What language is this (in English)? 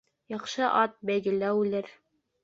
Bashkir